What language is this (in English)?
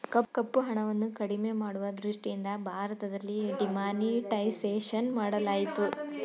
Kannada